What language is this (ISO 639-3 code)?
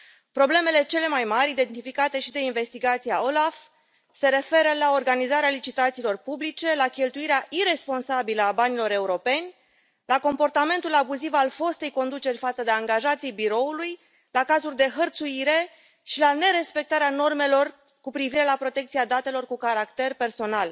ron